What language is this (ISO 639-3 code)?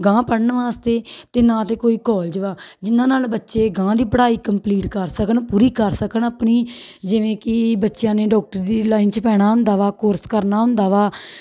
pan